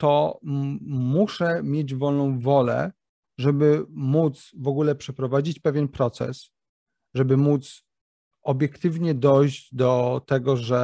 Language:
Polish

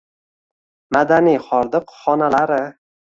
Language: Uzbek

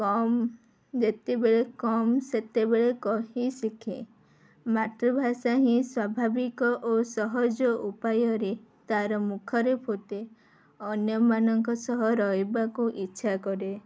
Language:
Odia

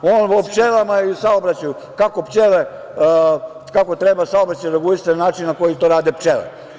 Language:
Serbian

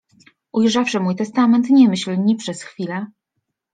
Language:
Polish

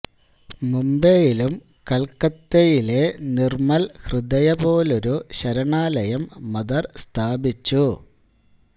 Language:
Malayalam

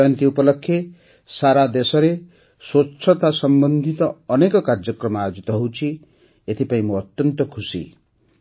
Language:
Odia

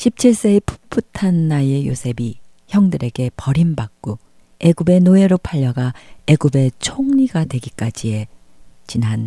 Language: Korean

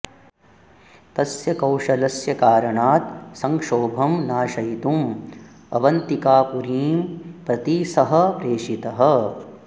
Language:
Sanskrit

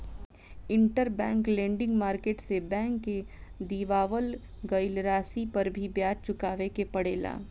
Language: Bhojpuri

